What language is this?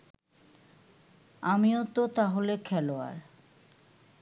Bangla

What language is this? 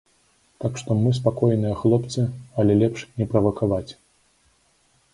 Belarusian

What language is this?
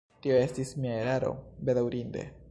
Esperanto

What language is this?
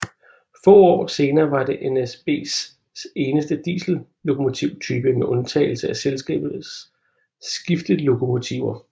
Danish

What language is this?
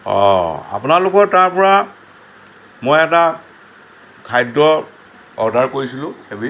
Assamese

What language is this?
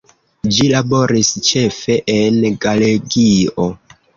Esperanto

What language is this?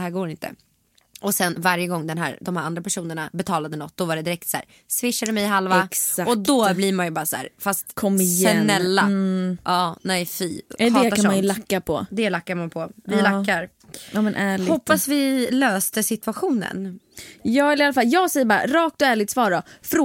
Swedish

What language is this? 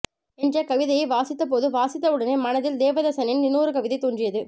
Tamil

